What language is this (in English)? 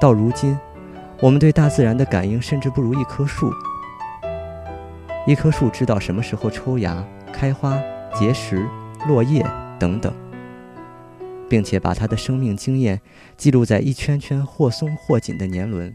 Chinese